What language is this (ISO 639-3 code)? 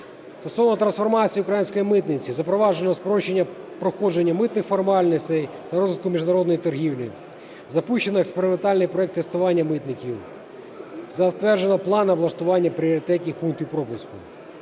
ukr